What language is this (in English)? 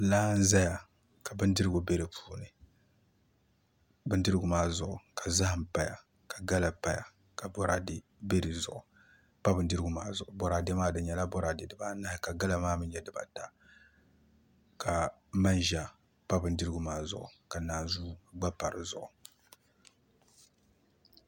Dagbani